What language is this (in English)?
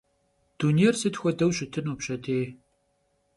Kabardian